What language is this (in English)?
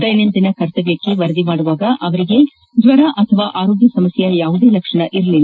Kannada